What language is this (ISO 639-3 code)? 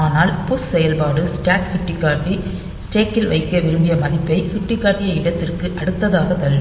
tam